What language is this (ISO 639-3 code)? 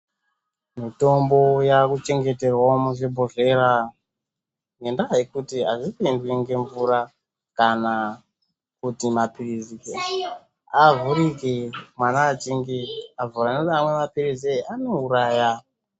ndc